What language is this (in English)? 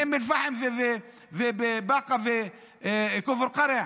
Hebrew